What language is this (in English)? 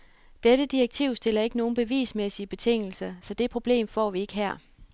Danish